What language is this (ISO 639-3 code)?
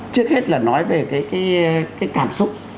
vie